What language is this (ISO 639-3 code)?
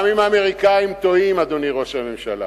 heb